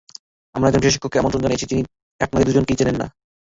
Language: Bangla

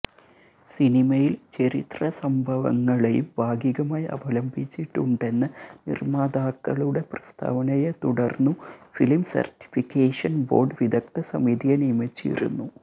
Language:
Malayalam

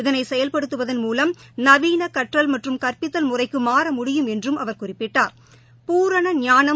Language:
Tamil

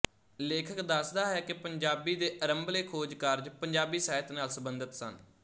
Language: Punjabi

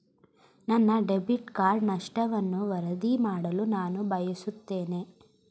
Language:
Kannada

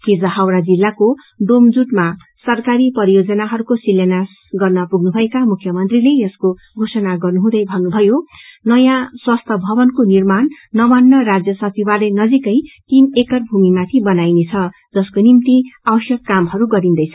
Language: Nepali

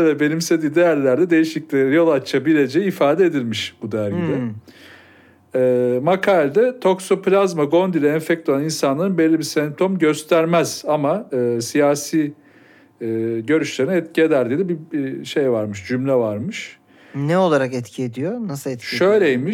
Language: Turkish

